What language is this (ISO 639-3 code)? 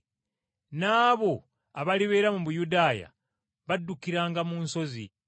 lug